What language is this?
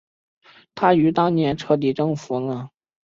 Chinese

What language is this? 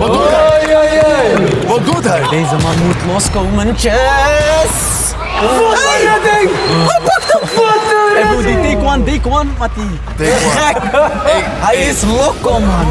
Dutch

